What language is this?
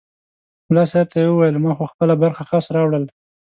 Pashto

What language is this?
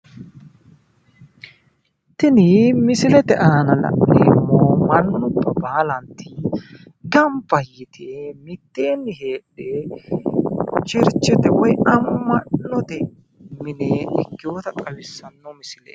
Sidamo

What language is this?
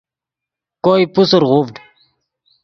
Yidgha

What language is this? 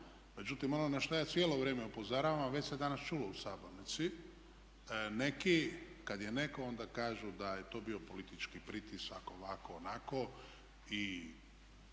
Croatian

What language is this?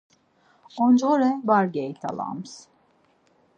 Laz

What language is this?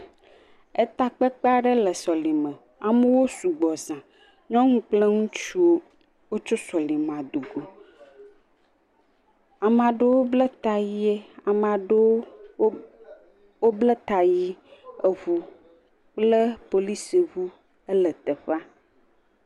Ewe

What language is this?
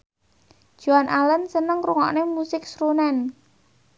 Javanese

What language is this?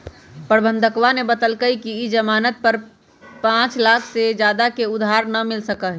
Magahi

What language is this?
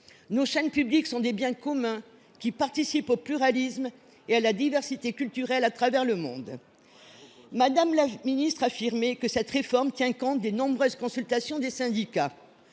French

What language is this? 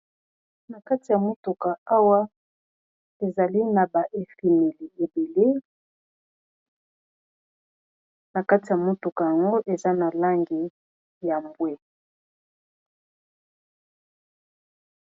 Lingala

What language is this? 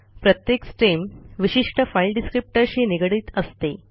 Marathi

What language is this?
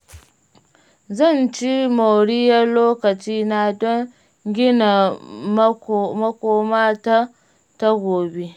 Hausa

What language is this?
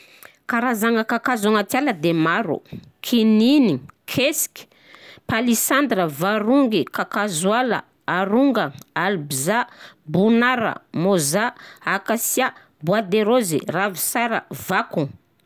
Southern Betsimisaraka Malagasy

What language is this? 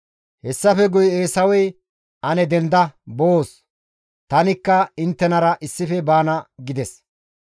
Gamo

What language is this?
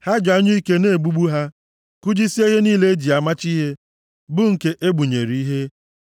Igbo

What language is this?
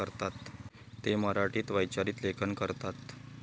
Marathi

